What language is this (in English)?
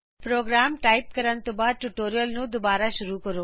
Punjabi